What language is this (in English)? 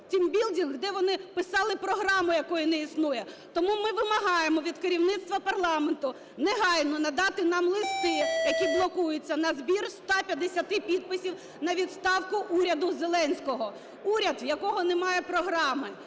Ukrainian